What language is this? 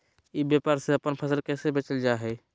Magahi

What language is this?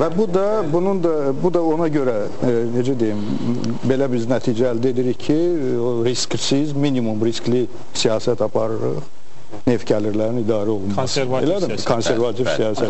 Turkish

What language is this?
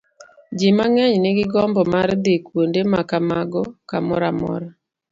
Luo (Kenya and Tanzania)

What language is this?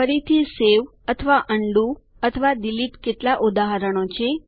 Gujarati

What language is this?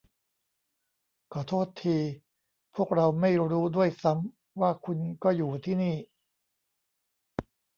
Thai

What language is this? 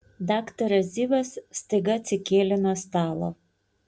Lithuanian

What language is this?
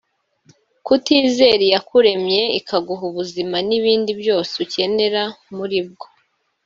Kinyarwanda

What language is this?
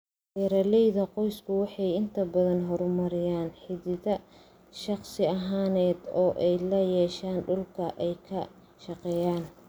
Somali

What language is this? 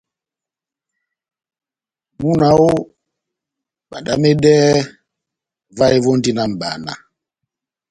Batanga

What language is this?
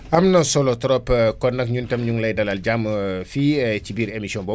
Wolof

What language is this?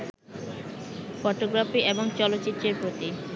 Bangla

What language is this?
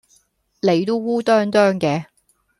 Cantonese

